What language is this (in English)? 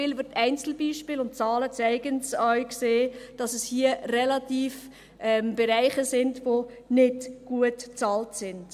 Swiss German